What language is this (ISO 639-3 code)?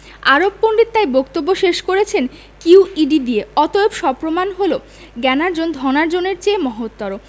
ben